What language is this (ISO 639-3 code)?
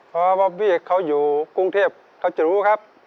tha